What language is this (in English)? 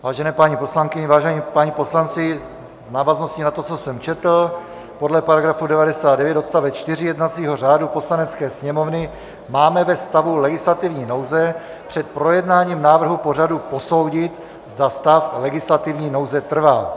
Czech